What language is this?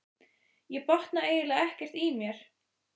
Icelandic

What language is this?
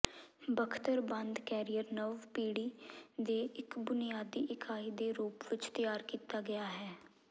Punjabi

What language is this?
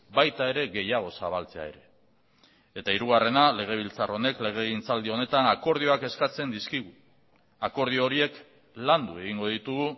Basque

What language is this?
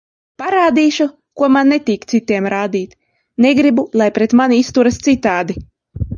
Latvian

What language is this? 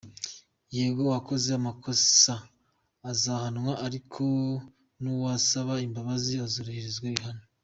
Kinyarwanda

